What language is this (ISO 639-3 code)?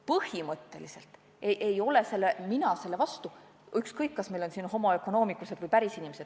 est